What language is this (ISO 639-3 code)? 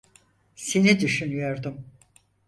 tur